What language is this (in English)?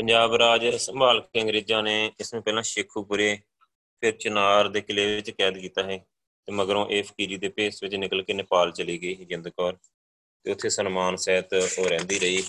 Punjabi